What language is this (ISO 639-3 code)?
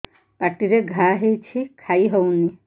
ori